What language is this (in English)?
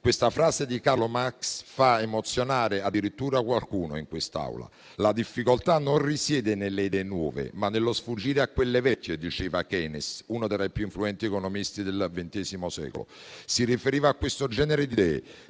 Italian